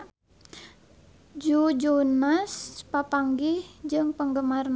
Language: Sundanese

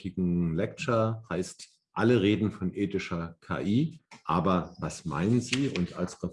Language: German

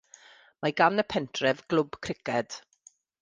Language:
Welsh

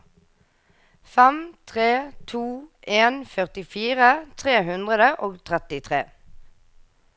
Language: Norwegian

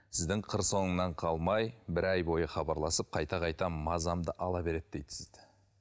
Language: Kazakh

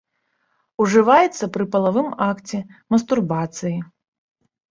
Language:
Belarusian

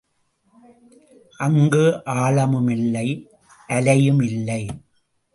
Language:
Tamil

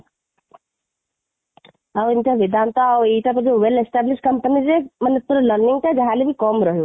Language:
Odia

